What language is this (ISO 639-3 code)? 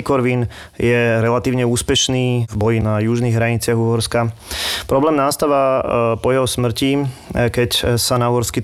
slk